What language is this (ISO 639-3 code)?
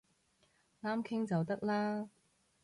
yue